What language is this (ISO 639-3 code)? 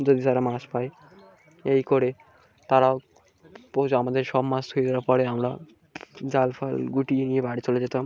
ben